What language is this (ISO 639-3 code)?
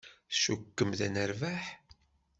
kab